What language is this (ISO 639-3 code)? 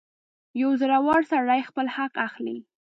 pus